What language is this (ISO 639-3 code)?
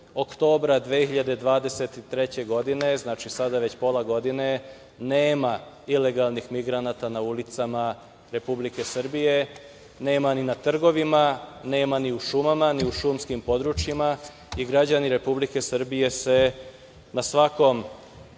srp